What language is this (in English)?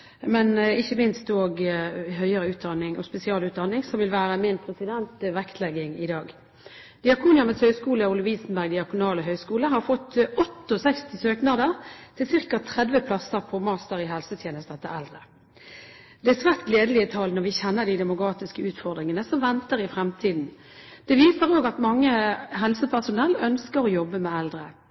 Norwegian Bokmål